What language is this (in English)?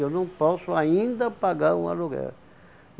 Portuguese